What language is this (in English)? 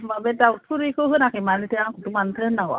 Bodo